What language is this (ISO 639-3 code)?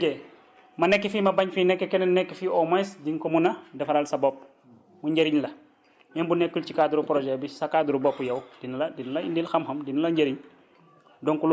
wol